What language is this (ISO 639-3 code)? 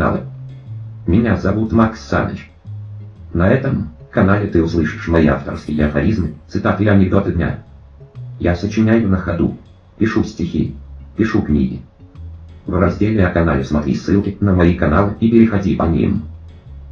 rus